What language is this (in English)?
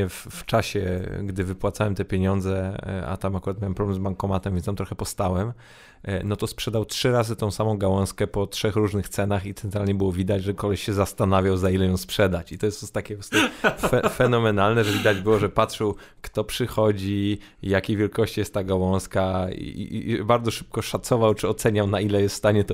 Polish